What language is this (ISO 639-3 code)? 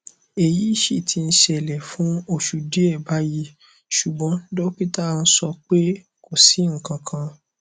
yor